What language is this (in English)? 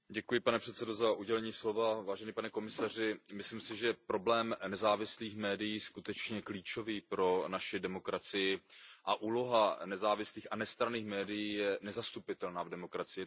Czech